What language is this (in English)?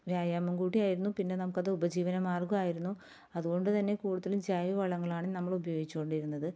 Malayalam